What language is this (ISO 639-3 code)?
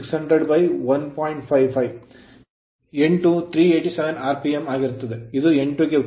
kan